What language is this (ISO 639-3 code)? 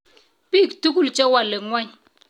kln